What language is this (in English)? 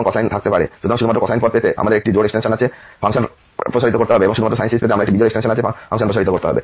Bangla